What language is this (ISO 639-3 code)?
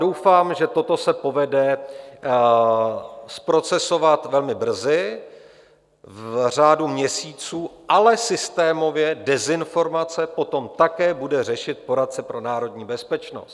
ces